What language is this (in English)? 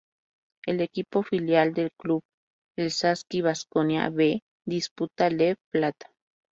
Spanish